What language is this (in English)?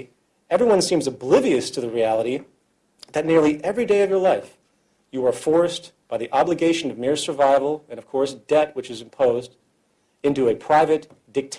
English